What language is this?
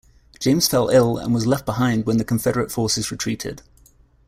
English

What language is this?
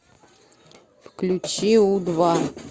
Russian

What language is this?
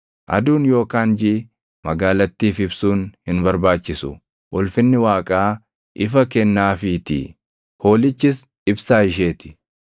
Oromo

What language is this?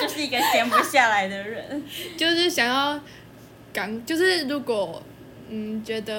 Chinese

